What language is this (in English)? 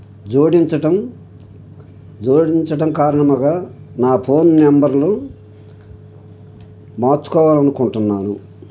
Telugu